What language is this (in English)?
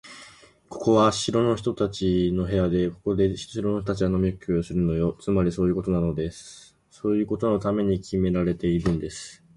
Japanese